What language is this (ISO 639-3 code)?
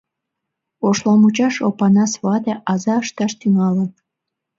chm